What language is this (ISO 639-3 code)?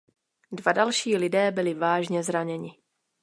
ces